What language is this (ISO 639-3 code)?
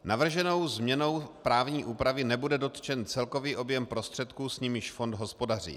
ces